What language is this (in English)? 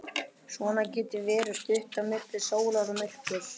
Icelandic